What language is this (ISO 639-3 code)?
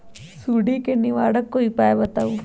mag